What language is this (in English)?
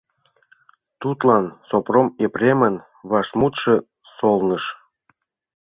Mari